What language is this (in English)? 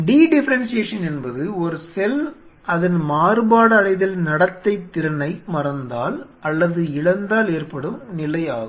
Tamil